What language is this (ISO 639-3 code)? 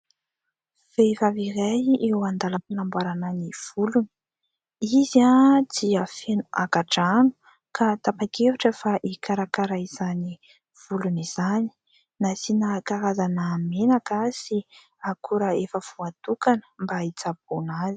mlg